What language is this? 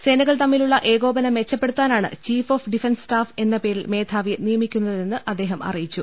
Malayalam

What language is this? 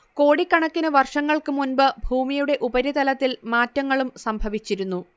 Malayalam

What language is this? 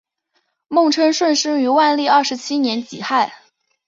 Chinese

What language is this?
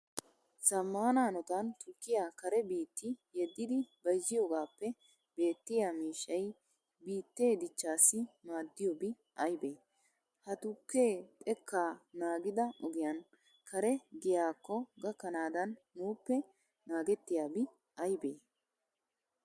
Wolaytta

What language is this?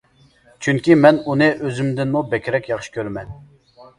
Uyghur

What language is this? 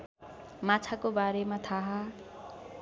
Nepali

